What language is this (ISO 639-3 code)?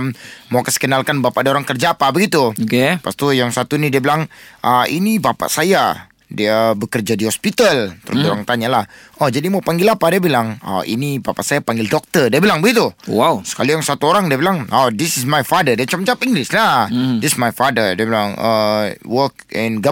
msa